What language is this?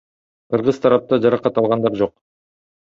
Kyrgyz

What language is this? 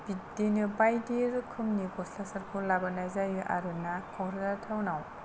Bodo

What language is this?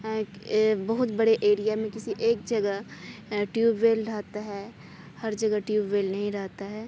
Urdu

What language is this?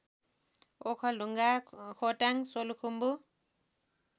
Nepali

